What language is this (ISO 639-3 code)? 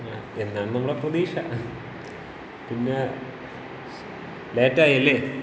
mal